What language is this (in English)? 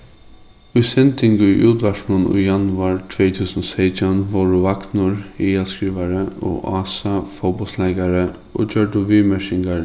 Faroese